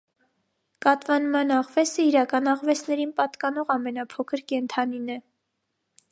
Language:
Armenian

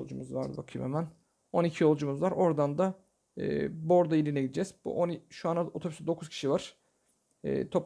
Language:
Turkish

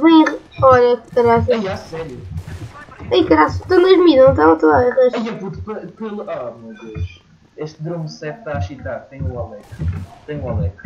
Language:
Portuguese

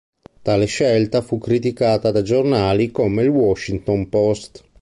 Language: Italian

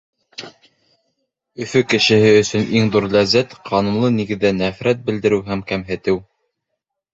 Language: Bashkir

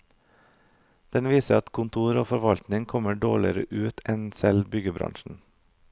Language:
Norwegian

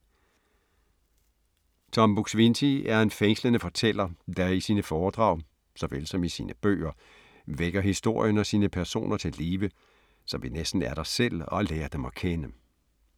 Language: Danish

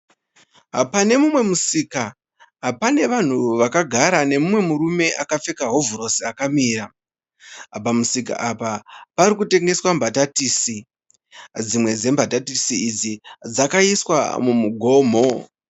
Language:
Shona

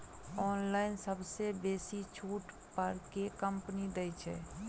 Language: Maithili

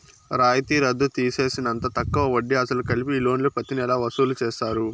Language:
Telugu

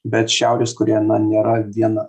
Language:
Lithuanian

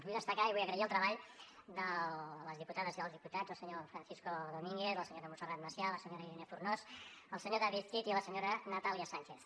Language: Catalan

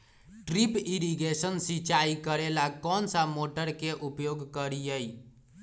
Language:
Magahi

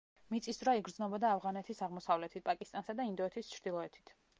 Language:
Georgian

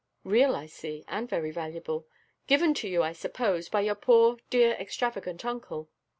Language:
English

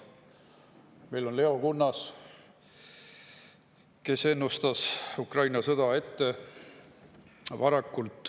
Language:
Estonian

